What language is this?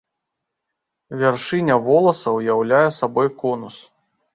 Belarusian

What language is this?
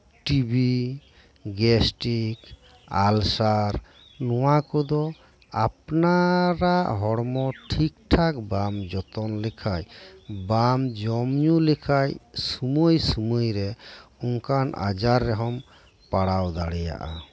Santali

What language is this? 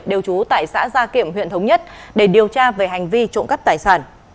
Vietnamese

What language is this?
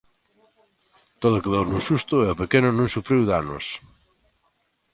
Galician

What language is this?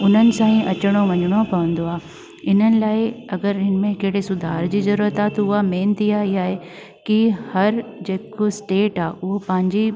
Sindhi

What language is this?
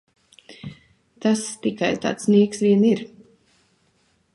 Latvian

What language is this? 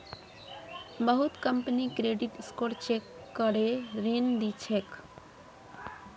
Magahi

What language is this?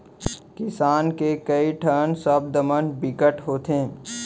Chhattisgarhi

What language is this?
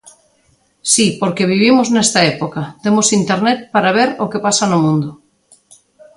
Galician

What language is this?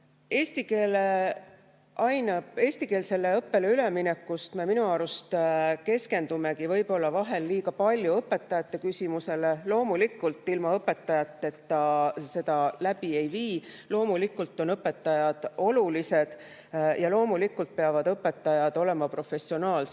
Estonian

